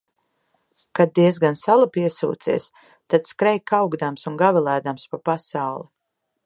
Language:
Latvian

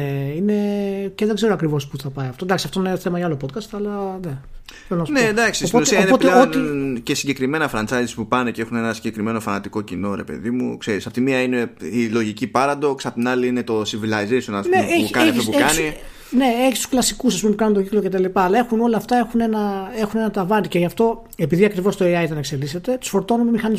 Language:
Greek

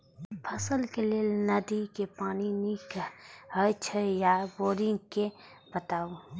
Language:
Maithili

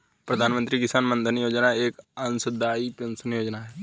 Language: Hindi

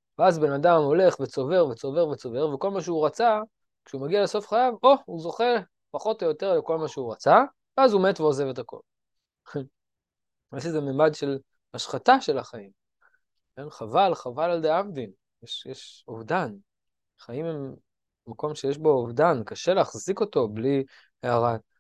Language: Hebrew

